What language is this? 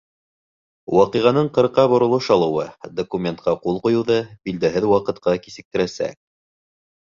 Bashkir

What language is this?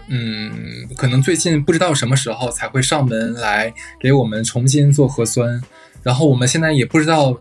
Chinese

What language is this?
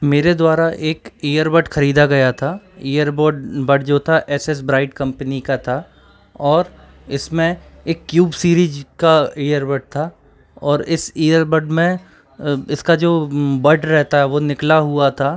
Hindi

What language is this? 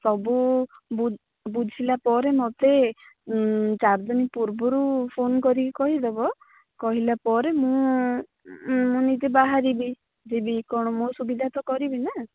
Odia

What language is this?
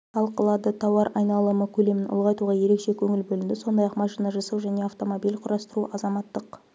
Kazakh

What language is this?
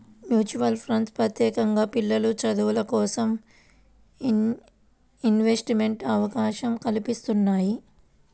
Telugu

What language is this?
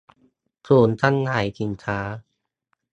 Thai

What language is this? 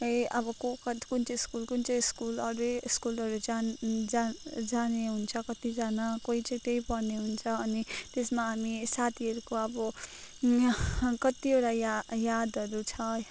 Nepali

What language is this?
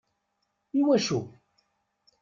Kabyle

